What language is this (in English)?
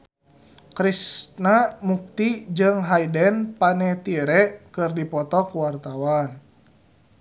Sundanese